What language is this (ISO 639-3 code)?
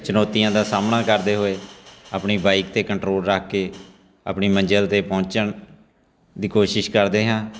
pan